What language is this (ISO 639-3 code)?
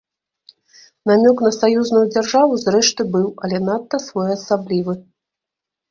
bel